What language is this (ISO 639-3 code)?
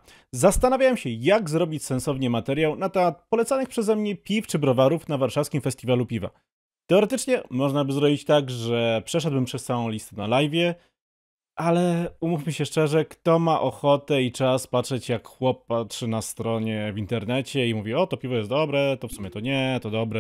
pol